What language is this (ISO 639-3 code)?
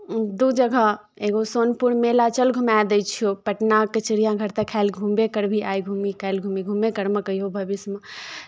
mai